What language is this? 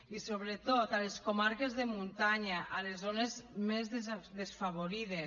Catalan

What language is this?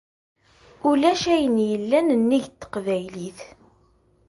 Kabyle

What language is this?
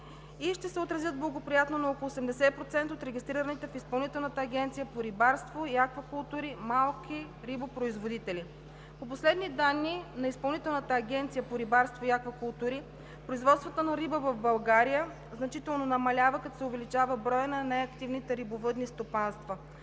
Bulgarian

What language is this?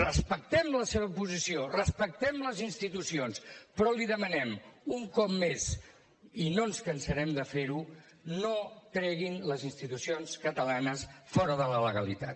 Catalan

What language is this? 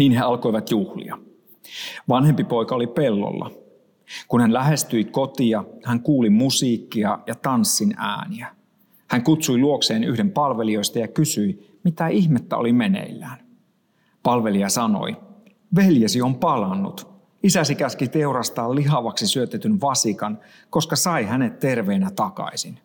Finnish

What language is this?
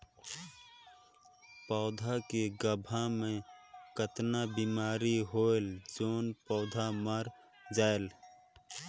Chhattisgarhi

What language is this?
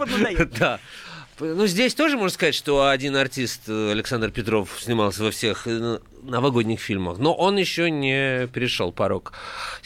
Russian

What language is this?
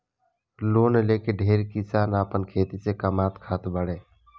Bhojpuri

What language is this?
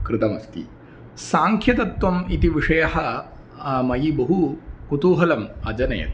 Sanskrit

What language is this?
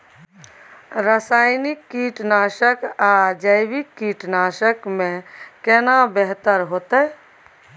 Maithili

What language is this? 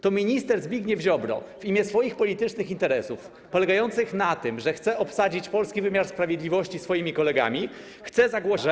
Polish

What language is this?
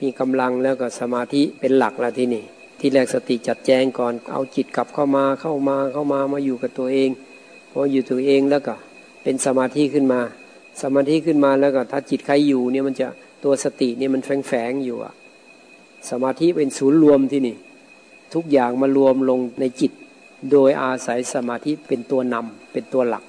Thai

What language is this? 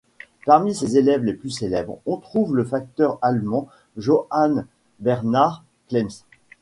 French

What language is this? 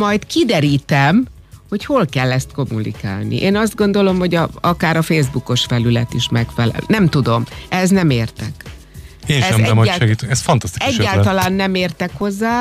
Hungarian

